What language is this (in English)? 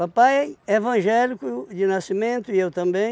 Portuguese